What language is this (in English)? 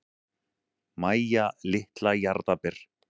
Icelandic